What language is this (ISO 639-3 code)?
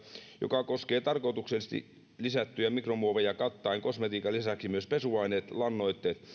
fin